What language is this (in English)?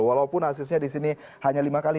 Indonesian